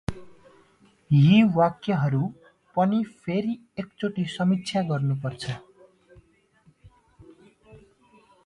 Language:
Nepali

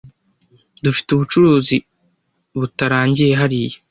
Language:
Kinyarwanda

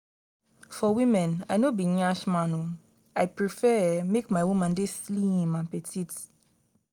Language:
Nigerian Pidgin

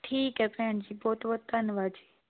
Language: Punjabi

